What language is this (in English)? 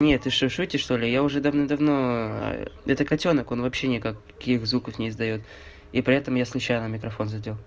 Russian